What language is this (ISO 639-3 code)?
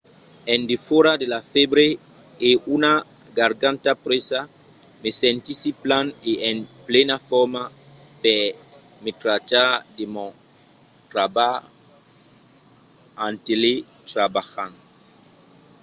oci